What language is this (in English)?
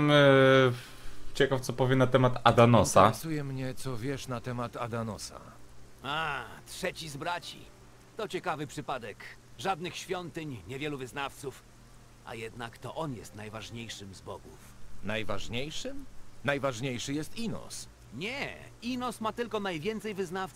Polish